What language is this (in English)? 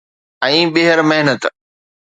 Sindhi